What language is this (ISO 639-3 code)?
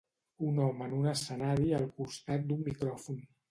cat